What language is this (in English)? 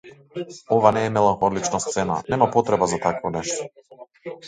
Macedonian